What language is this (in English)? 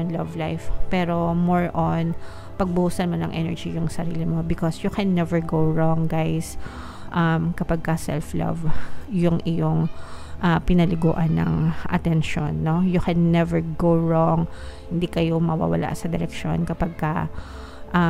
Filipino